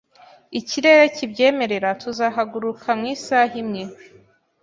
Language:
Kinyarwanda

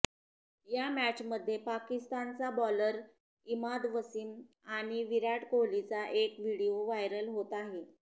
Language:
Marathi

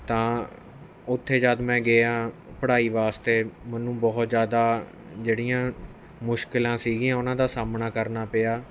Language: Punjabi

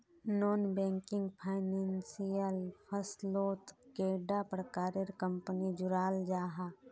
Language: Magahi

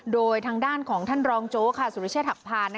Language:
Thai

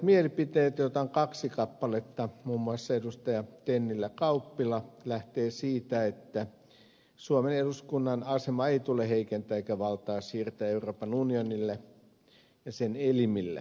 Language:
Finnish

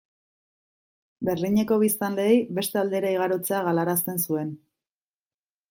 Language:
Basque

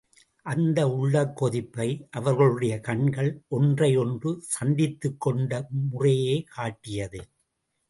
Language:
Tamil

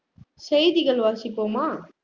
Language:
Tamil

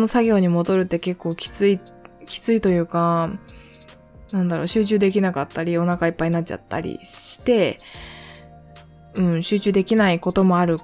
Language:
Japanese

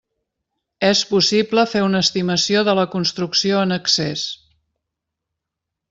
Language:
Catalan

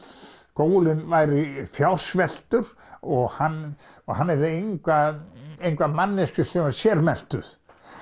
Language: Icelandic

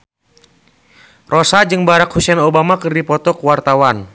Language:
Sundanese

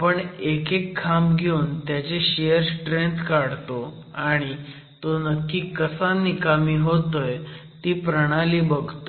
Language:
Marathi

